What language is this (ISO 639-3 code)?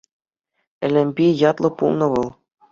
chv